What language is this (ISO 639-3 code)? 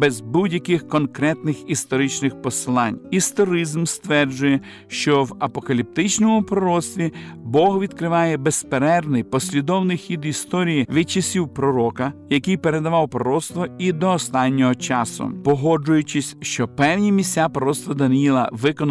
ukr